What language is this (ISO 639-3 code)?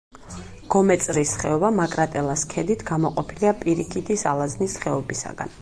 kat